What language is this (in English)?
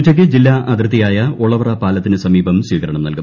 Malayalam